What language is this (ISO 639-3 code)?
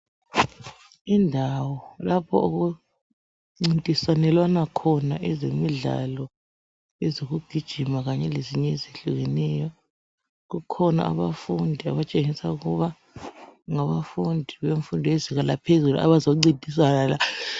nde